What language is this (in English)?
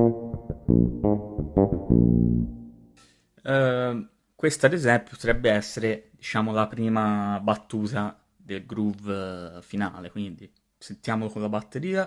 Italian